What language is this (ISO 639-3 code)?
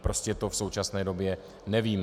ces